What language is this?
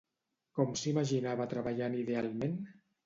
Catalan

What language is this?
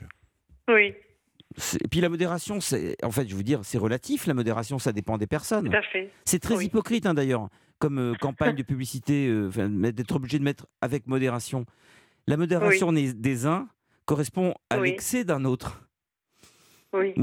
French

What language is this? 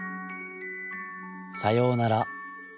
Japanese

